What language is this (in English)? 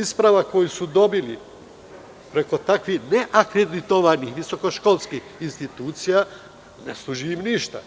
Serbian